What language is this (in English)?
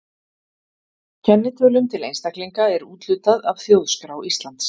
Icelandic